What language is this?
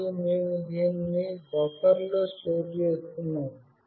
Telugu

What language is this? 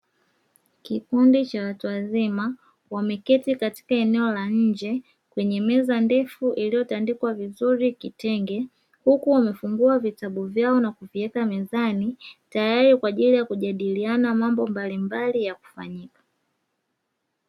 Swahili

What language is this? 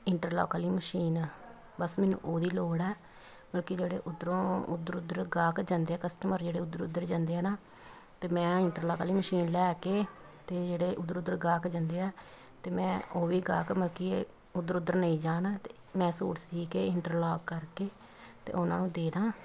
Punjabi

